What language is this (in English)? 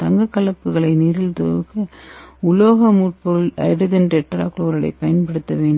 Tamil